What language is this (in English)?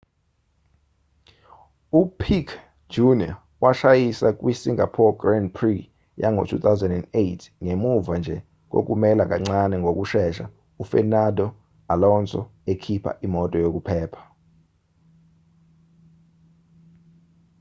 Zulu